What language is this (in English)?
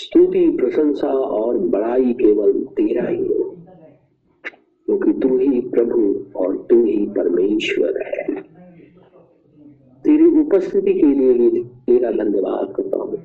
Hindi